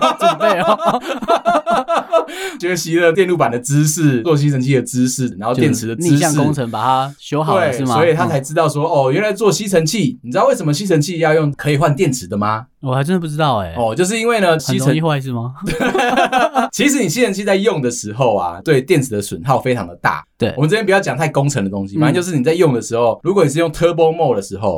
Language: Chinese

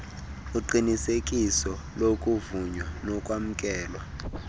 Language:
Xhosa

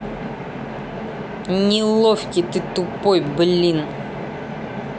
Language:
Russian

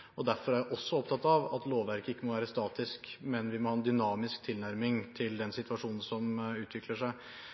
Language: Norwegian Bokmål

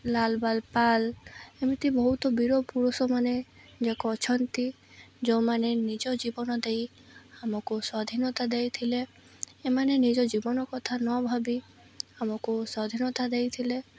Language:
Odia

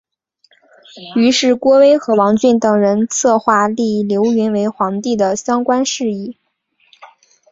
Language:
Chinese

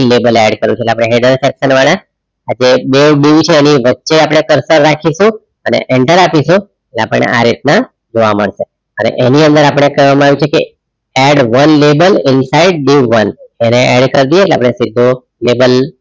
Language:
Gujarati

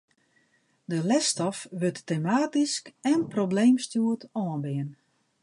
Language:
Western Frisian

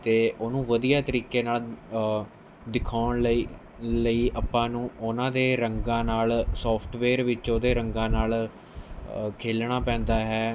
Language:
Punjabi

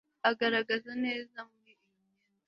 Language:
Kinyarwanda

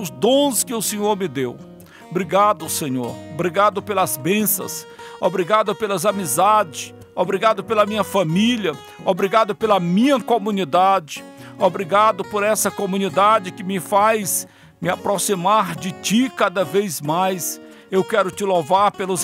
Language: Portuguese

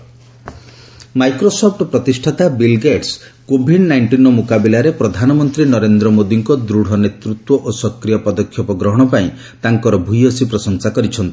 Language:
Odia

